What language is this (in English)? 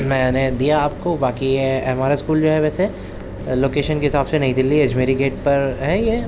Urdu